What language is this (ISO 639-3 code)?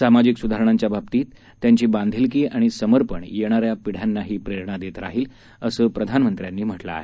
mar